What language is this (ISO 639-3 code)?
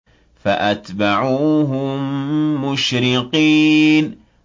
ara